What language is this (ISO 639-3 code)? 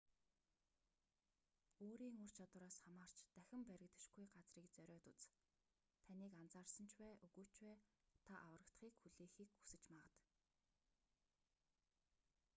mon